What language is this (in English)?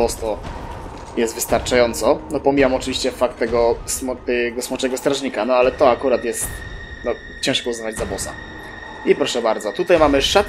Polish